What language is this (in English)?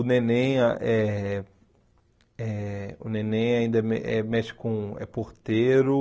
Portuguese